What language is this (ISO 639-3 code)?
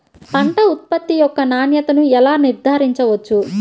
tel